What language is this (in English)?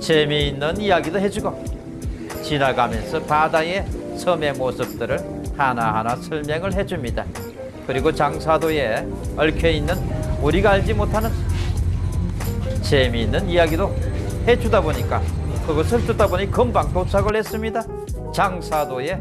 Korean